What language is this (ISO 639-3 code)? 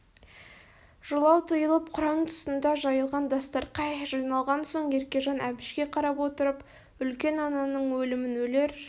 kaz